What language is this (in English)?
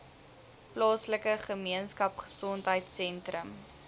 Afrikaans